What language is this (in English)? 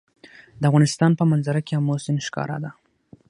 Pashto